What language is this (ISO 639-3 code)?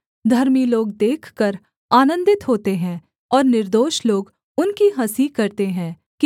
hin